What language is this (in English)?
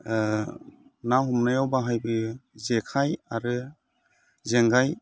Bodo